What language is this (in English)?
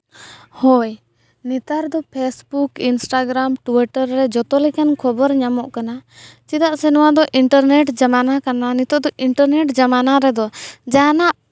Santali